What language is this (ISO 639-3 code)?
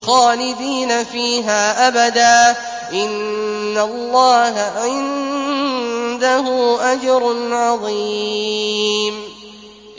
ara